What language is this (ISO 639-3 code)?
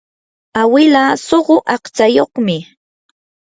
qur